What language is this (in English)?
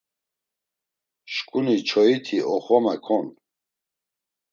Laz